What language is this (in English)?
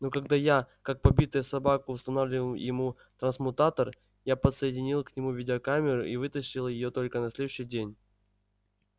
Russian